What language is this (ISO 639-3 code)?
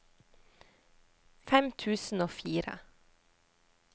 nor